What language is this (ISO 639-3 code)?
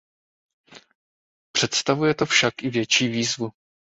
ces